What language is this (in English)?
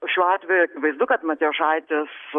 Lithuanian